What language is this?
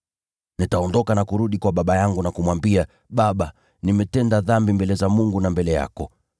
Swahili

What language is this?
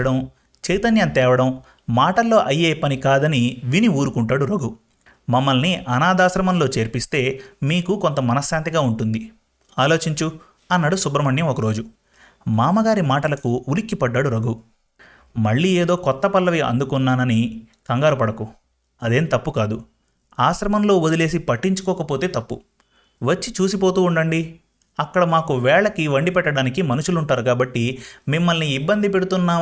Telugu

